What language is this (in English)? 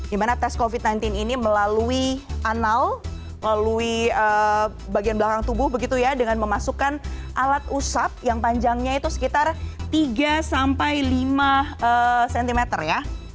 Indonesian